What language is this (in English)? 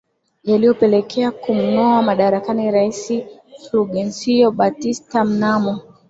Swahili